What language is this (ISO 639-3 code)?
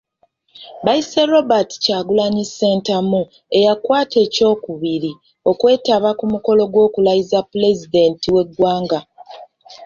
lug